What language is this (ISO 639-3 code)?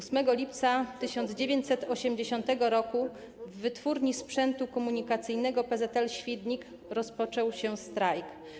pol